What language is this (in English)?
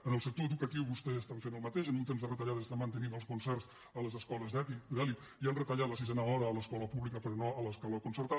Catalan